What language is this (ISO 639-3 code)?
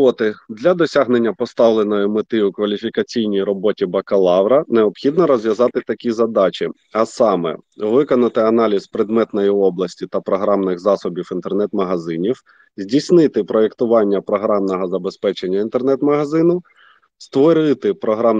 ukr